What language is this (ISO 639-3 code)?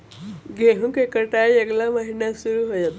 mag